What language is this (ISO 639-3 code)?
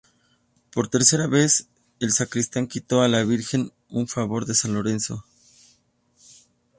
spa